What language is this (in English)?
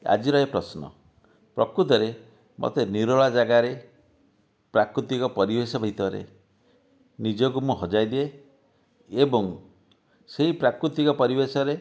Odia